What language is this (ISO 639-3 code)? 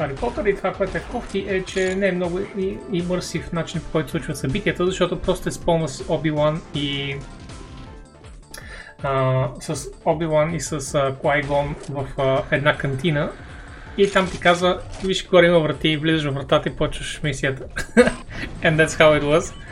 bul